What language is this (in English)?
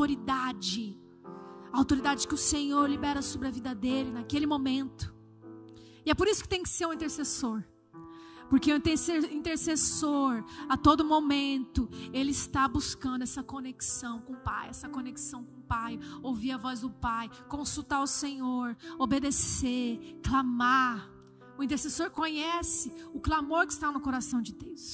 Portuguese